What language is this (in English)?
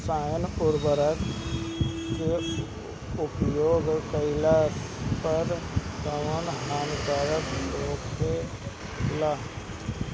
Bhojpuri